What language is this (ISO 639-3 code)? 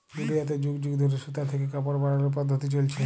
ben